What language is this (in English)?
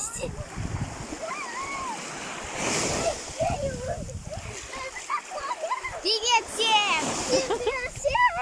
Russian